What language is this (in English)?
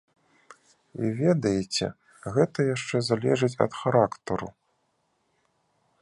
Belarusian